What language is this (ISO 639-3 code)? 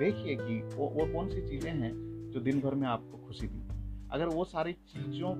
hin